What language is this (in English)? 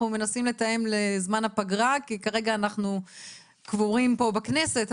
Hebrew